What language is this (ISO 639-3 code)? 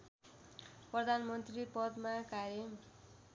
nep